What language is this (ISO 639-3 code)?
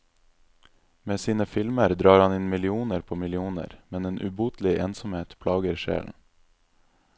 nor